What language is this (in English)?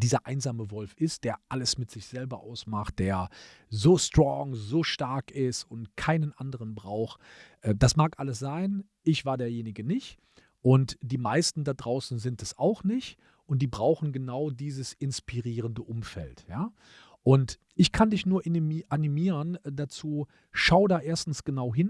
German